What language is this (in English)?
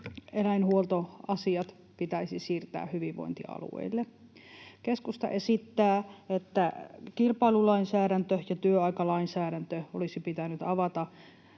Finnish